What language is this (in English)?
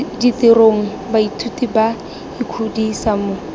Tswana